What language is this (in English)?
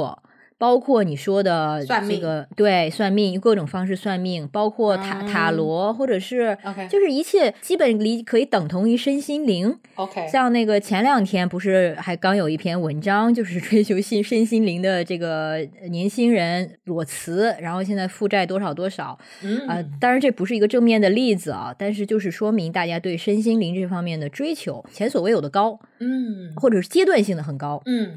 Chinese